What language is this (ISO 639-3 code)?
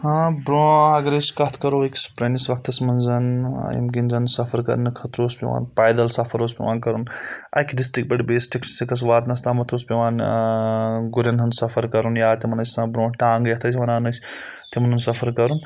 kas